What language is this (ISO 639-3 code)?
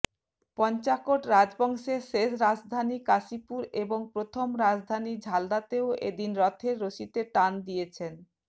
ben